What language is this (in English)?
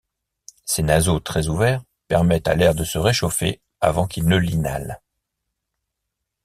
French